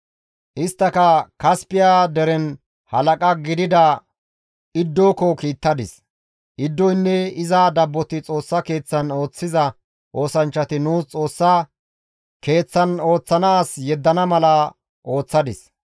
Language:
Gamo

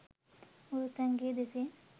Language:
Sinhala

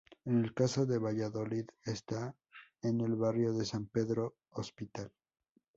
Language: Spanish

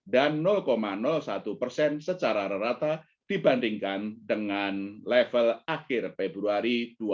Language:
Indonesian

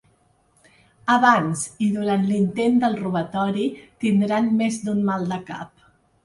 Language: Catalan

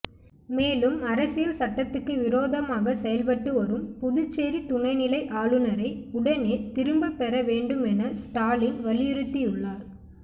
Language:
Tamil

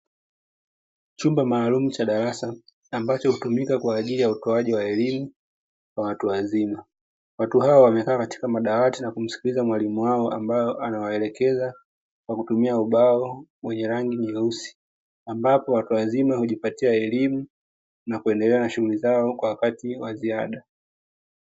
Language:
Swahili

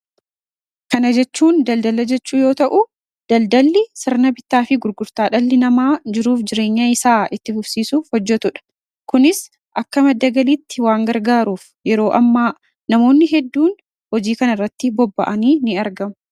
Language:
Oromo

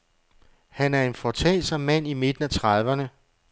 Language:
Danish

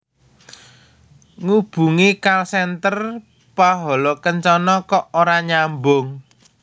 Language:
Javanese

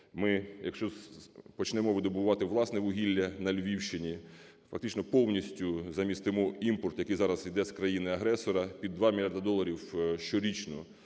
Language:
Ukrainian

